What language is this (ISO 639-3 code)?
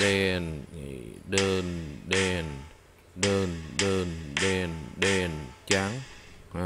vie